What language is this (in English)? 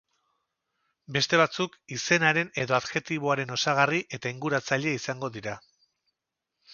Basque